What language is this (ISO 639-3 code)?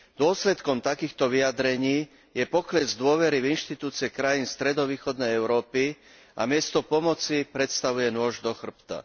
slk